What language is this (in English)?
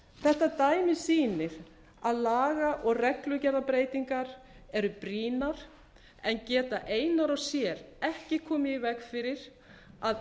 Icelandic